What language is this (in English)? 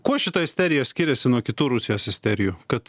Lithuanian